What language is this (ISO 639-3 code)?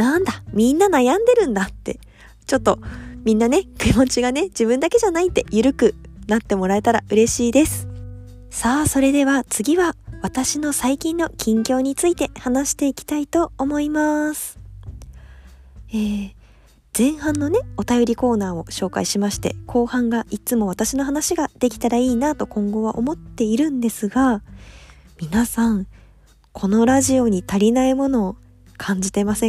jpn